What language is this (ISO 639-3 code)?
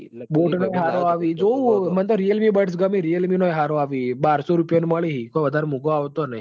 guj